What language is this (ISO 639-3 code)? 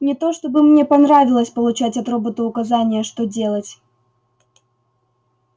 rus